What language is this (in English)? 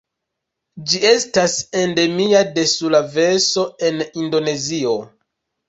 Esperanto